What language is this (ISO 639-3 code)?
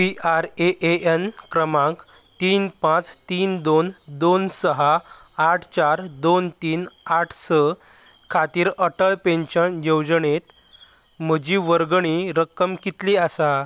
kok